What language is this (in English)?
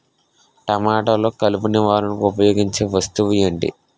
Telugu